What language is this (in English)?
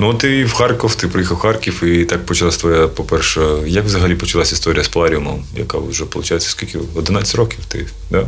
Ukrainian